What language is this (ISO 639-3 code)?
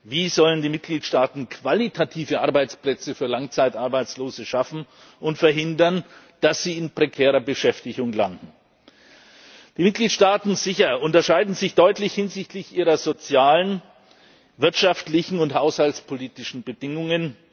deu